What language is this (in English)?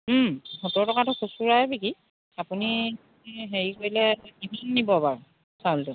Assamese